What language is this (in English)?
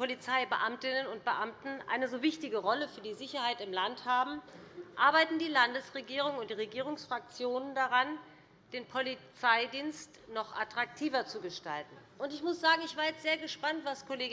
German